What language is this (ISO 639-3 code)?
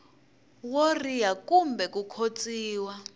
tso